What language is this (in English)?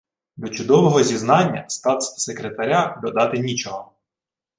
Ukrainian